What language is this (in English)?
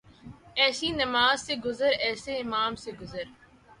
Urdu